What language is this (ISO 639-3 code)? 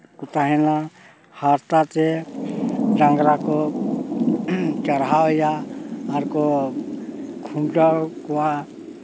sat